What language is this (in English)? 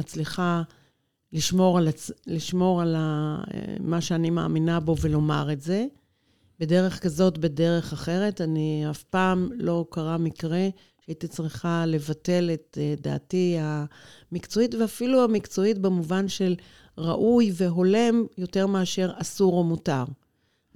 Hebrew